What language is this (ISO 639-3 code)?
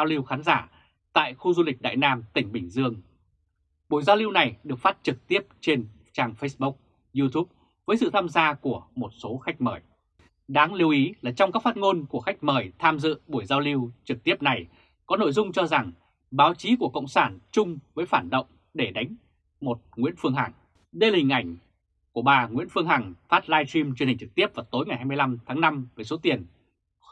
vie